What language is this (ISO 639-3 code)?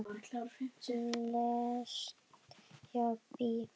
isl